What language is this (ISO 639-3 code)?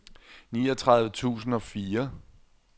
dan